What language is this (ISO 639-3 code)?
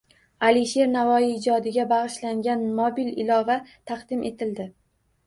uzb